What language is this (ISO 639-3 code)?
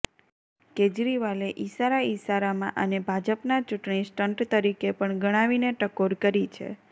guj